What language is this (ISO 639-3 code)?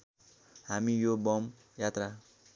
nep